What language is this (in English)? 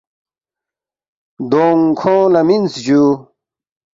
Balti